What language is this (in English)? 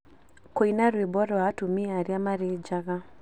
Kikuyu